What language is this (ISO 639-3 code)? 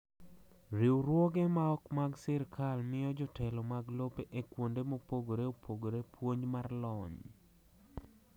luo